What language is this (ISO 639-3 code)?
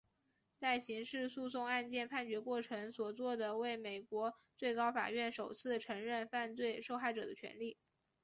zho